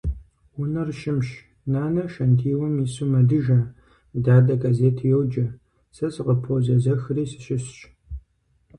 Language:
Kabardian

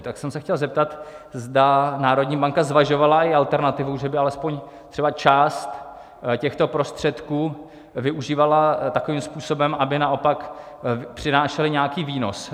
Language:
Czech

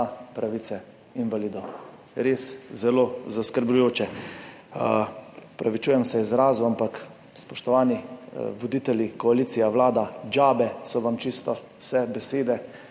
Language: Slovenian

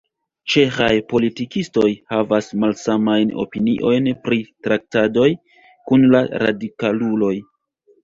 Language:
Esperanto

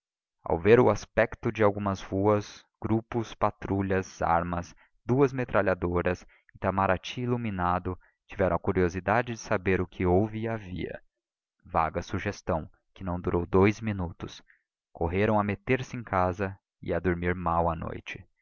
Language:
Portuguese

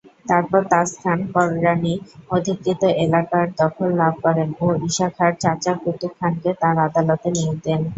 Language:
Bangla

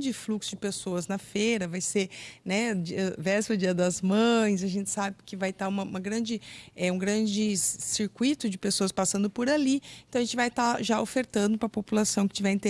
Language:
Portuguese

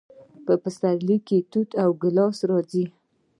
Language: Pashto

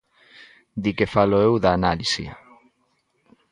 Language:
Galician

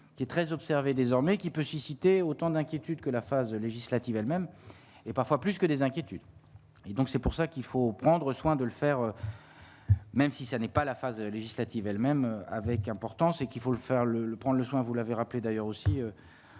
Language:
French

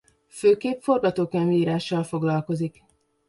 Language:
Hungarian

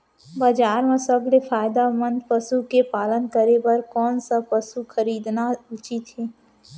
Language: Chhattisgarhi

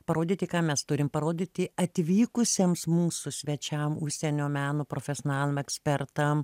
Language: Lithuanian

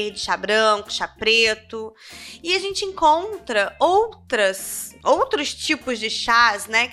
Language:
Portuguese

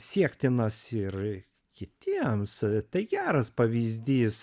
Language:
Lithuanian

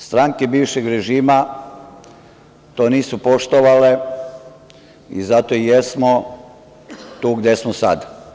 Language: Serbian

